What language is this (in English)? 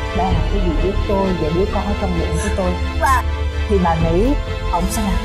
Vietnamese